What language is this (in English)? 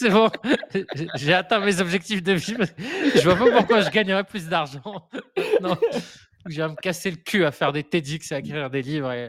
French